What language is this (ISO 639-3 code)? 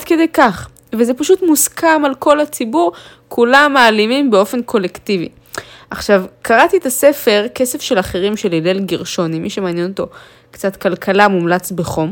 heb